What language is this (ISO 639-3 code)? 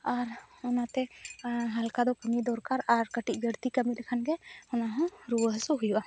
sat